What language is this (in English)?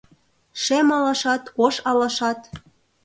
Mari